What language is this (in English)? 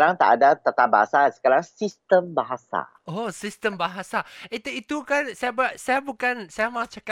Malay